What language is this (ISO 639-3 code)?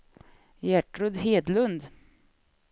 swe